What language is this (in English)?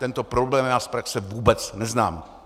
Czech